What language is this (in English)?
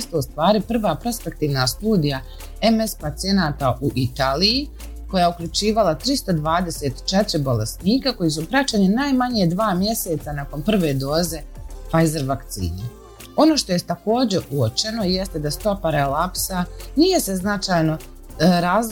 Croatian